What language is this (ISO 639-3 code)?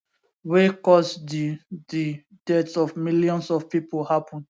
pcm